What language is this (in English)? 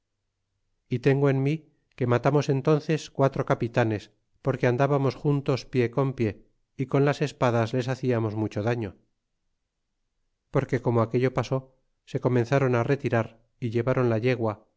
Spanish